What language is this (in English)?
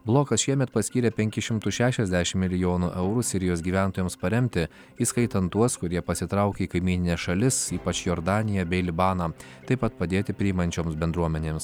Lithuanian